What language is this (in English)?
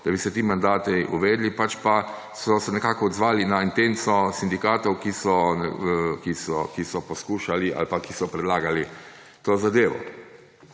Slovenian